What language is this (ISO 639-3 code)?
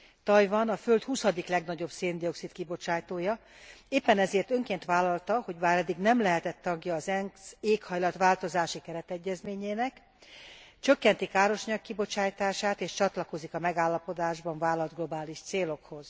hun